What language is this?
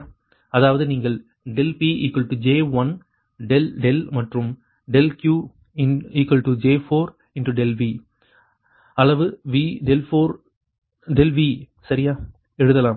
Tamil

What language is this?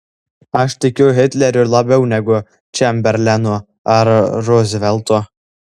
Lithuanian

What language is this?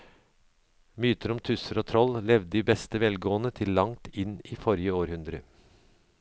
Norwegian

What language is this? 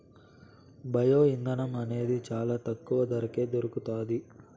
Telugu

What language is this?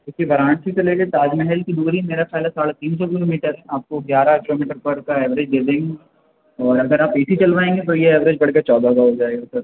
Urdu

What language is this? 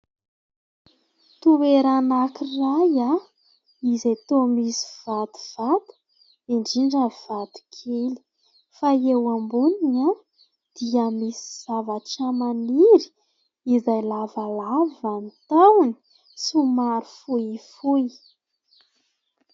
Malagasy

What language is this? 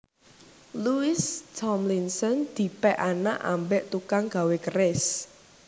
Javanese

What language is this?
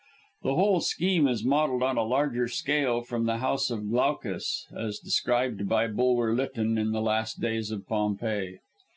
English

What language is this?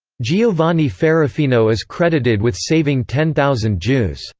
English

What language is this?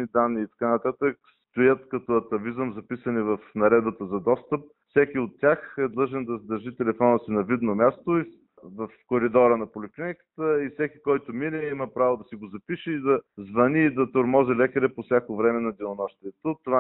Bulgarian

